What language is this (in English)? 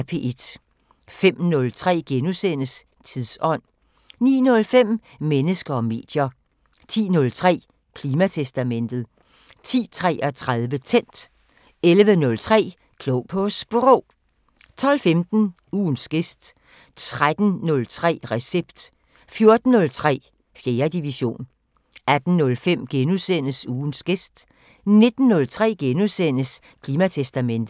Danish